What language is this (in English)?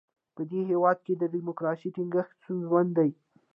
Pashto